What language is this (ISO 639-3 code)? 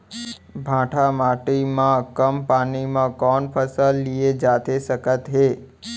hne